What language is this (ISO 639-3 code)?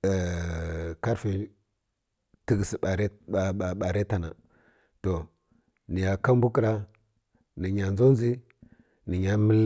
fkk